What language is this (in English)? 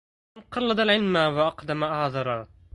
Arabic